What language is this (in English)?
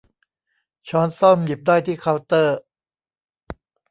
Thai